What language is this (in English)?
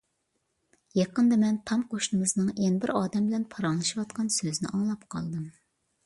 Uyghur